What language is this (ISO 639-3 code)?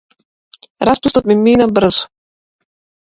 mkd